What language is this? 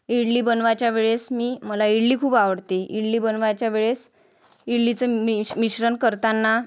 Marathi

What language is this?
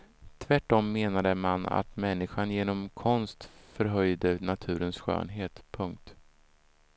Swedish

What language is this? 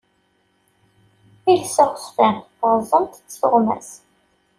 Kabyle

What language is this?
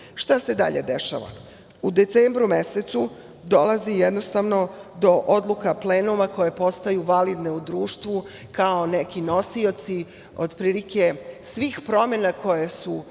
Serbian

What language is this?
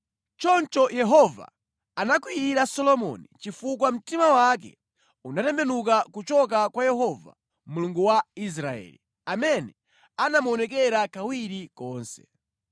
Nyanja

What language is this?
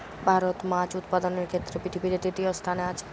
Bangla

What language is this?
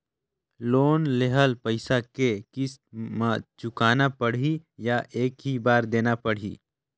Chhattisgarhi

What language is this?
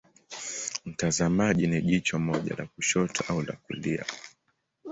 Swahili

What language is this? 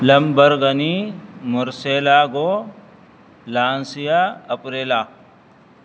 Urdu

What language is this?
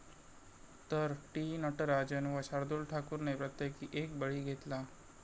Marathi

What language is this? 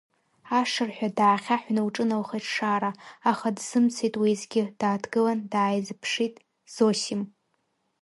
Abkhazian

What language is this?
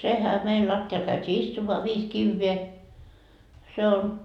Finnish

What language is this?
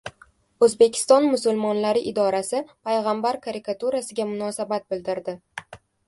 Uzbek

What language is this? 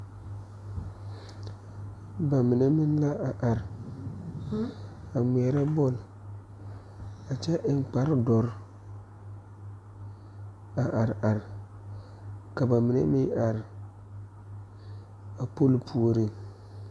Southern Dagaare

